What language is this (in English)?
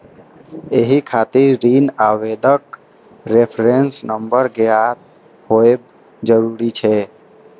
Maithili